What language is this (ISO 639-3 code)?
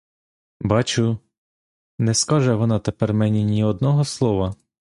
ukr